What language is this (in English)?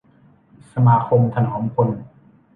Thai